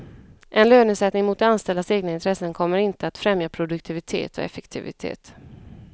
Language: Swedish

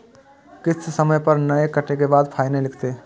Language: Maithili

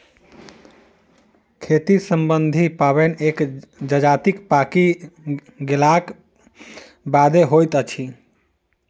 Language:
Maithili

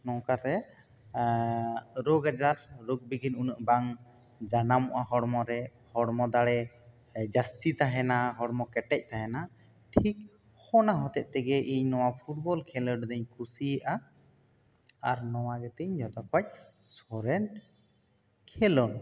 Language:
Santali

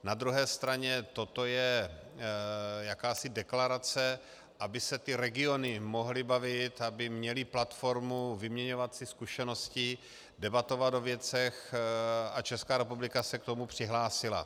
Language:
Czech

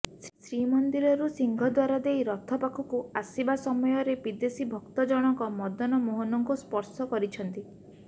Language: Odia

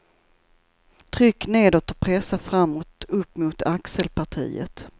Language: Swedish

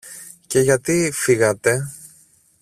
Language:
Greek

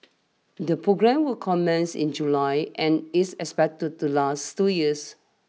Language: English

